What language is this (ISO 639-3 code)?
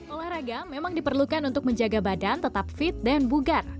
ind